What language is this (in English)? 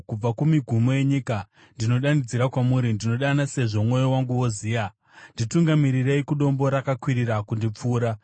Shona